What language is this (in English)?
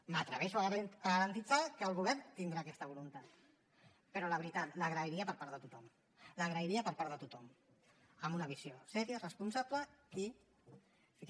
Catalan